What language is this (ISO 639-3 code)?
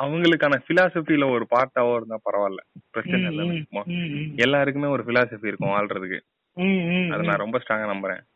tam